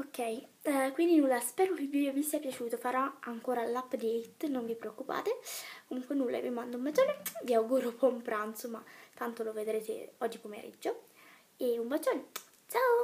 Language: Italian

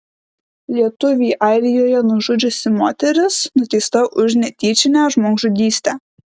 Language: Lithuanian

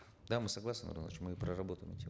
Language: Kazakh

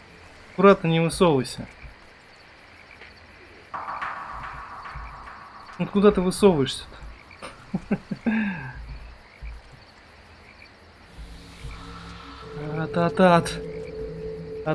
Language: Russian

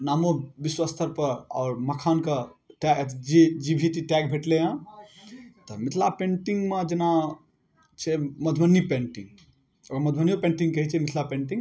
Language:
Maithili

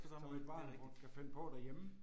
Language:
Danish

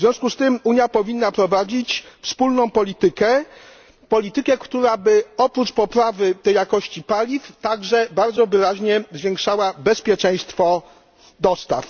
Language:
Polish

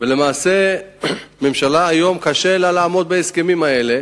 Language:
Hebrew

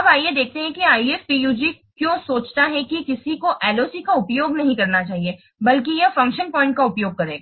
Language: Hindi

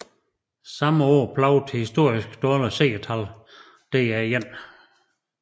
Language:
Danish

